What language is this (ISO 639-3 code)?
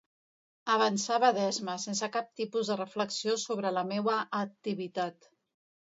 cat